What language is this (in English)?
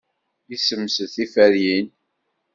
Kabyle